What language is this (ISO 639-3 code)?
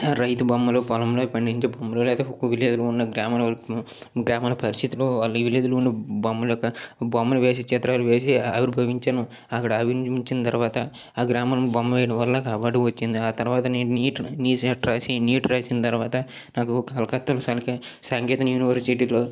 tel